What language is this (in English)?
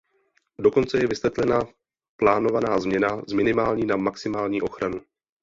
Czech